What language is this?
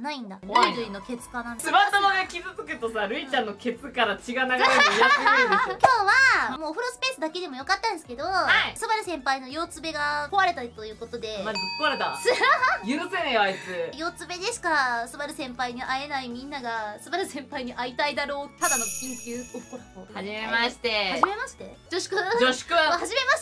Japanese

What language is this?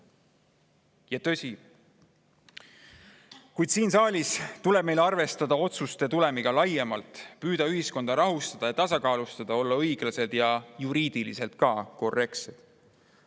Estonian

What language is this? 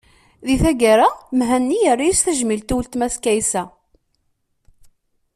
Kabyle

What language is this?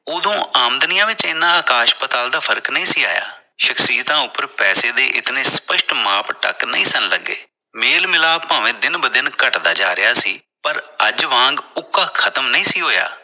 Punjabi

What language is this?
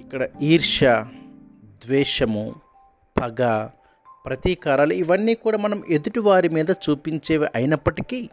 Telugu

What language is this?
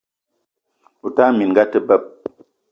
Eton (Cameroon)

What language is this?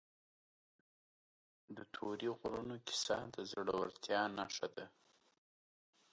Pashto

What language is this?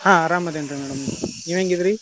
Kannada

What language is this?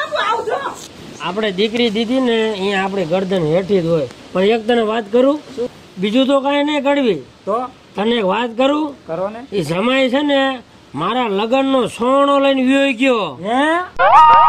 Thai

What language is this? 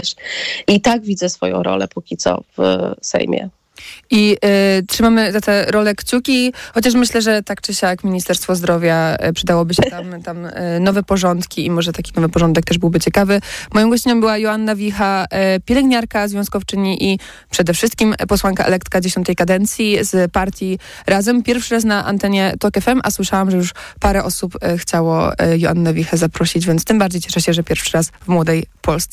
Polish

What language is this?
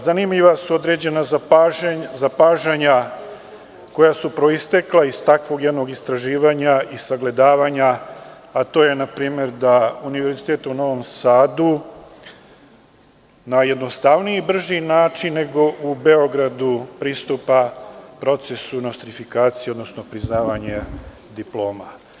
Serbian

